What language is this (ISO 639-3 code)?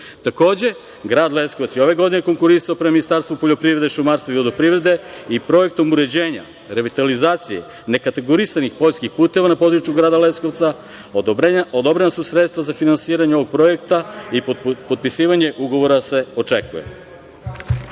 srp